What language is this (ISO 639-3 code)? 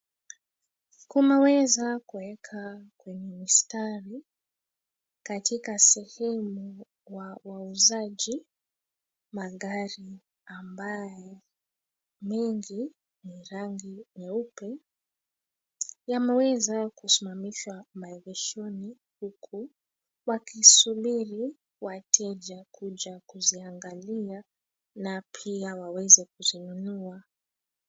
swa